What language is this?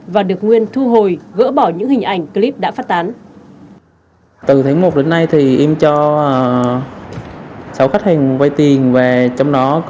Vietnamese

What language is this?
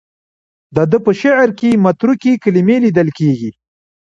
Pashto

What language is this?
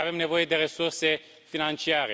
Romanian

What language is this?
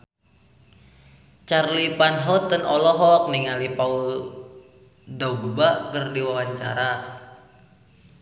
Sundanese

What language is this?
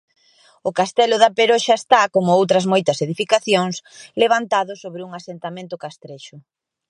Galician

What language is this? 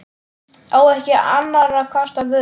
Icelandic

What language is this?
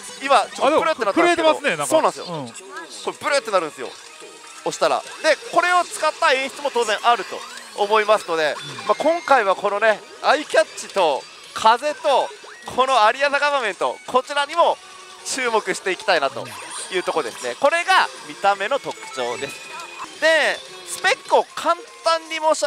Japanese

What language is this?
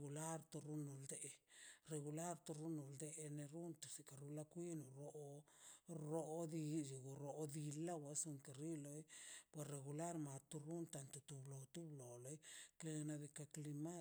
Mazaltepec Zapotec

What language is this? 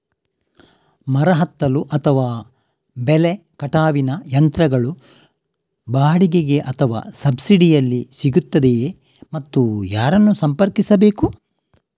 Kannada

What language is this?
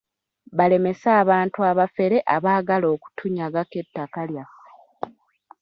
Ganda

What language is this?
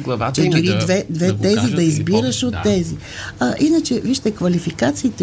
Bulgarian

